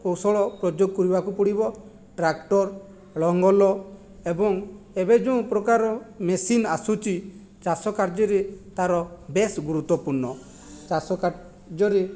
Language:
Odia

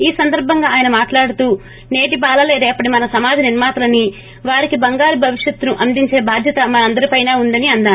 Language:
Telugu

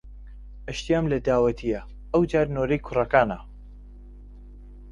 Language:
Central Kurdish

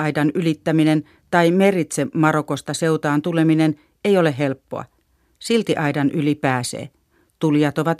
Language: Finnish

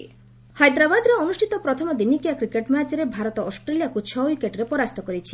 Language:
Odia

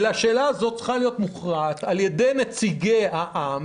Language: Hebrew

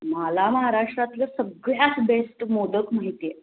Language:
Marathi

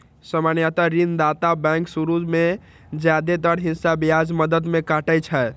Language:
Maithili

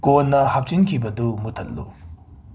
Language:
Manipuri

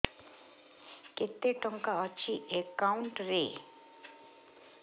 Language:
Odia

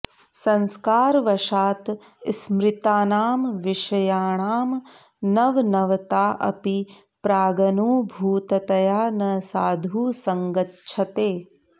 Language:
Sanskrit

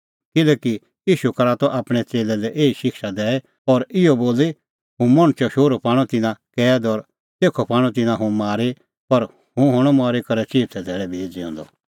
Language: Kullu Pahari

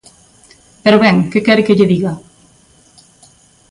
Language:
Galician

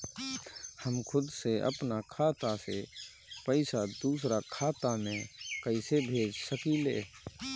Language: Bhojpuri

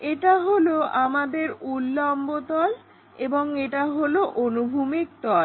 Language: Bangla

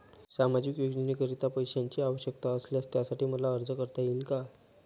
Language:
Marathi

